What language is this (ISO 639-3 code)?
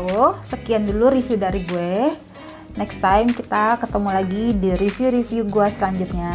ind